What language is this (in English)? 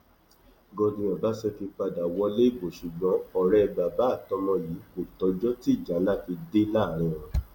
Yoruba